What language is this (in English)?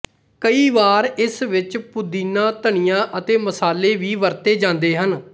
Punjabi